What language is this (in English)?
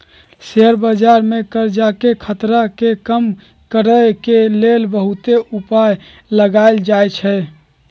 Magahi